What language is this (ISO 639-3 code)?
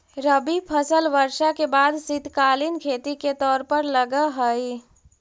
mag